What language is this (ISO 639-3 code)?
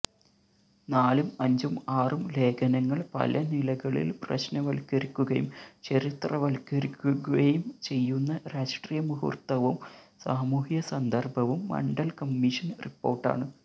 mal